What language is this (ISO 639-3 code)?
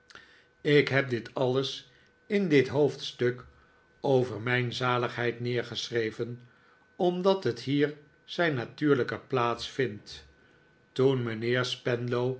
nld